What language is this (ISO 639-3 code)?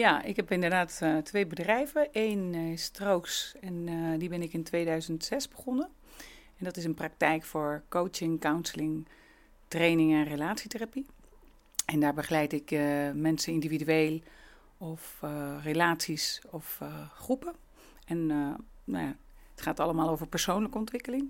nld